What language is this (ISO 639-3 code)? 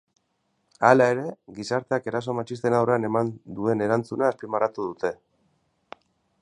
eus